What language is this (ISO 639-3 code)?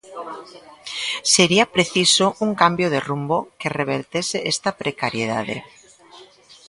glg